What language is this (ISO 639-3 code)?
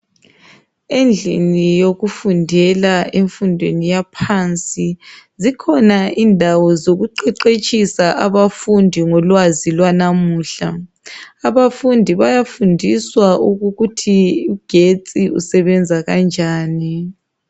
nde